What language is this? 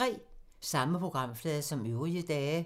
Danish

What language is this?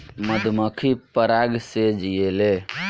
Bhojpuri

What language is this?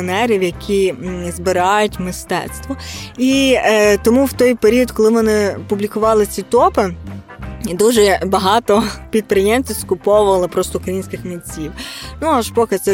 Ukrainian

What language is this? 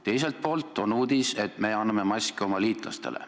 Estonian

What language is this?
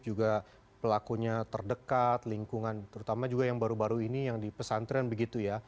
Indonesian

